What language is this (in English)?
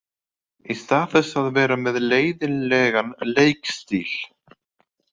Icelandic